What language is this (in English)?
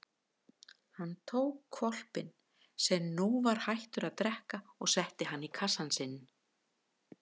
Icelandic